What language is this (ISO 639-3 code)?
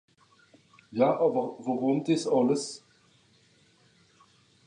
gsw